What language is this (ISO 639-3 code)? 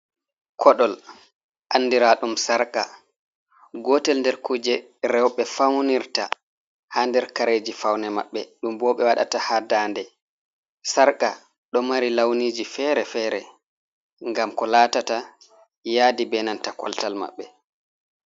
ful